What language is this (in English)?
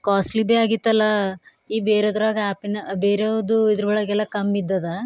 Kannada